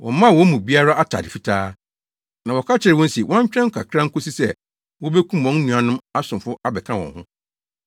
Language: Akan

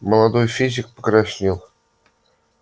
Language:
Russian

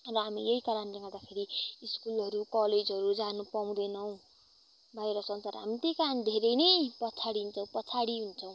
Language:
Nepali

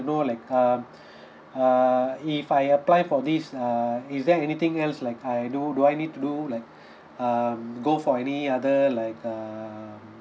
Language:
English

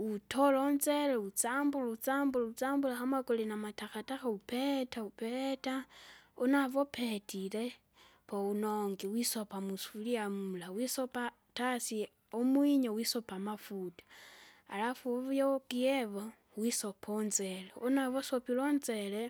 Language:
Kinga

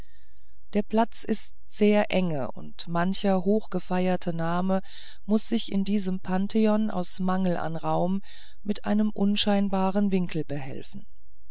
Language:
German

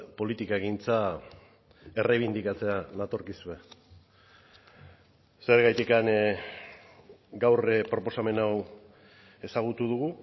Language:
Basque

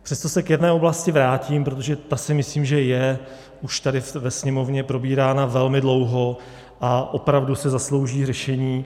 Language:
Czech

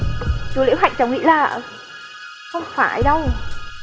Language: Vietnamese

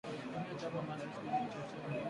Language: Swahili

